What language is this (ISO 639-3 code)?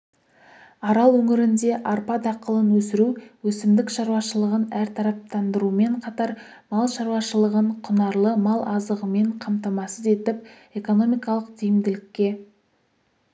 kaz